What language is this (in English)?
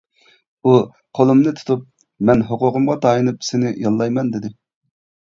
Uyghur